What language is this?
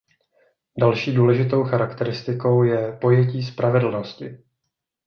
Czech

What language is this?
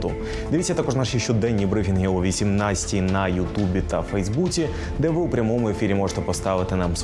Ukrainian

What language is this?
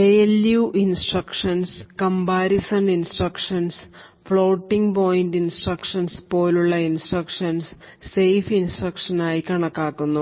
Malayalam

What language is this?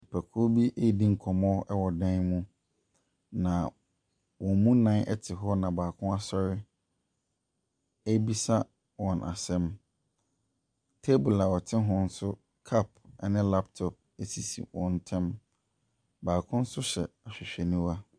Akan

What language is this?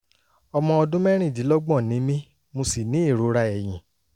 Yoruba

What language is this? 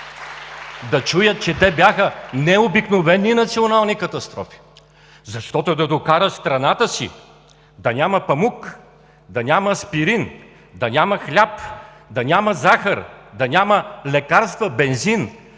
Bulgarian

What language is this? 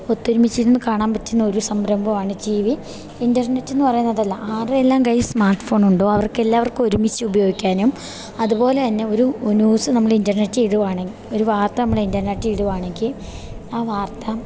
Malayalam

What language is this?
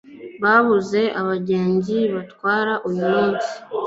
Kinyarwanda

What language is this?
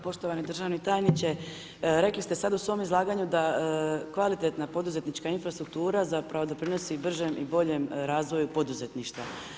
Croatian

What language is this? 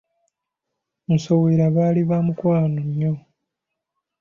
Ganda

